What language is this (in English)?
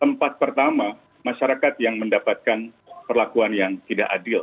Indonesian